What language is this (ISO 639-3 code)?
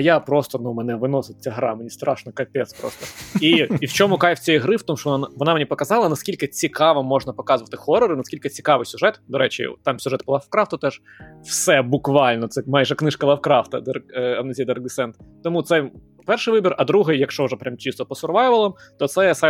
ukr